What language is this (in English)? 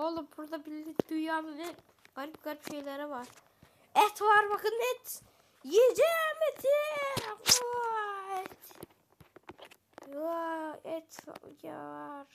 Turkish